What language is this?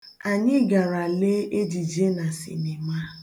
Igbo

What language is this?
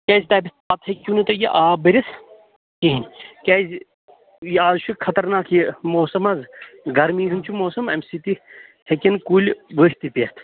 Kashmiri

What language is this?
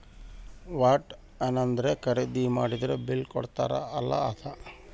Kannada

